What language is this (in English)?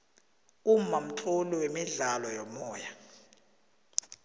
South Ndebele